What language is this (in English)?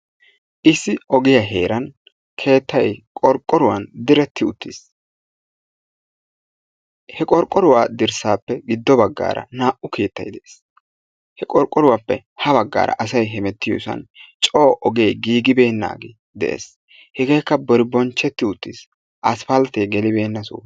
Wolaytta